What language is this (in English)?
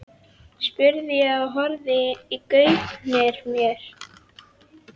Icelandic